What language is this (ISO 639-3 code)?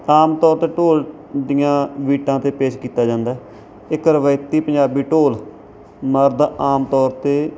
pan